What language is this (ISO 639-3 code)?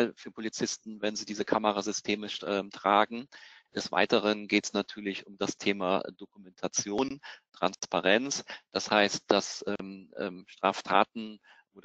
deu